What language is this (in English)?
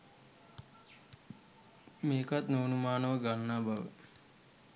Sinhala